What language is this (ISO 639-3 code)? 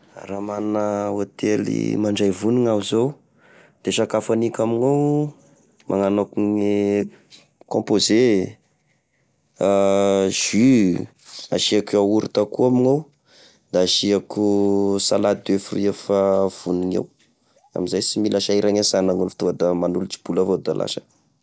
tkg